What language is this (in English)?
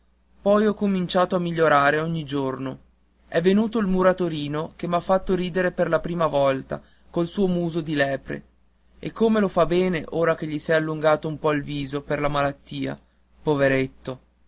Italian